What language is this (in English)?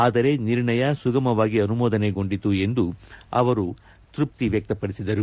Kannada